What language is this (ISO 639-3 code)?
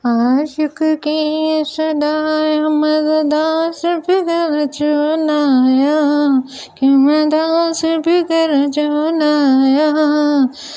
snd